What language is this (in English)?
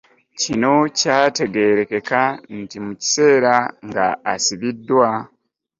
Ganda